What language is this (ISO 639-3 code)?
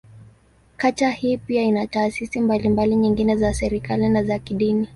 swa